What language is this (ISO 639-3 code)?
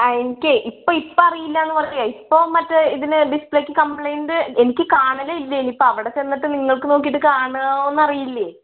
mal